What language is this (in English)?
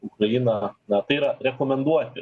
Lithuanian